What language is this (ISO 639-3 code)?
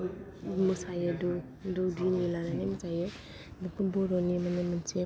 brx